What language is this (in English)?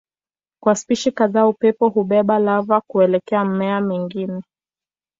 Swahili